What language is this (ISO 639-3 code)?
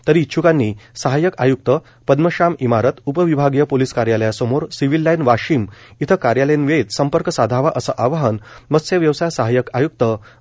mar